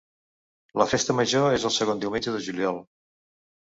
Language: Catalan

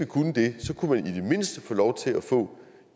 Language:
Danish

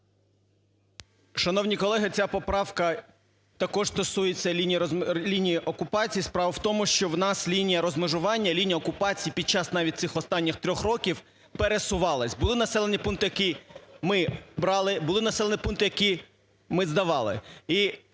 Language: Ukrainian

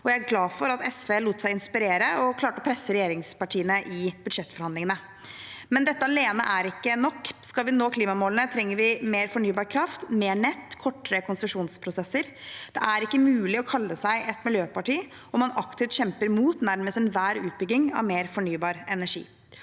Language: Norwegian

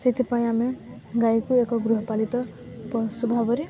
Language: Odia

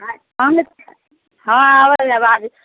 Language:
Maithili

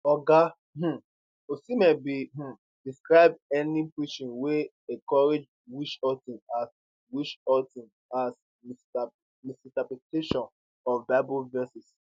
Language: Nigerian Pidgin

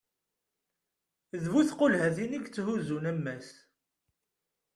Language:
Kabyle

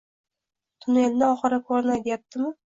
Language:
Uzbek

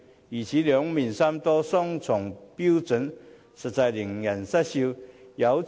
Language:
Cantonese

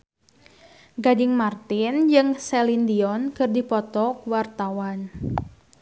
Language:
Sundanese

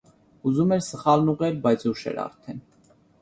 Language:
Armenian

